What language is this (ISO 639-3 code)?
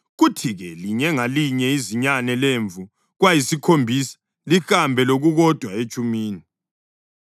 nde